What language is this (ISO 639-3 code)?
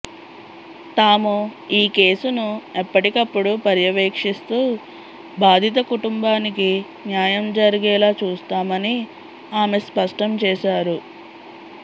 tel